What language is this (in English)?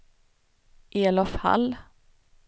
Swedish